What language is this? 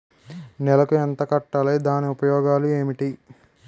Telugu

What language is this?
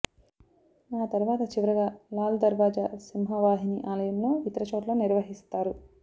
Telugu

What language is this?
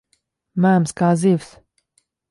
Latvian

